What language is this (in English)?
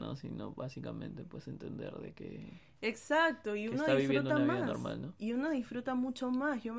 Spanish